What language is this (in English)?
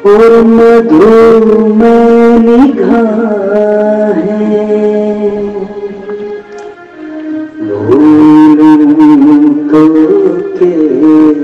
Arabic